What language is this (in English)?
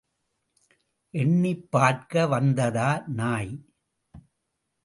Tamil